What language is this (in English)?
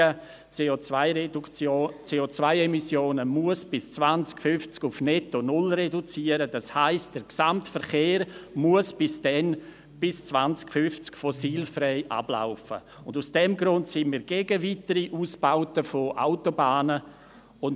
Swiss German